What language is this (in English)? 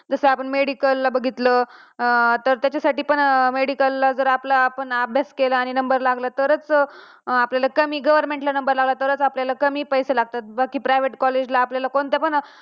Marathi